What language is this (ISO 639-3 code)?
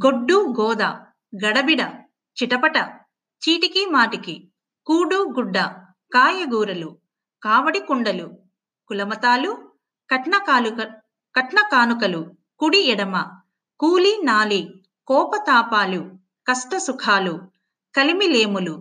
tel